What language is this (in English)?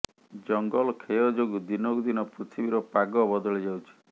Odia